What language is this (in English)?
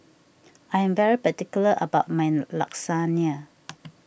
English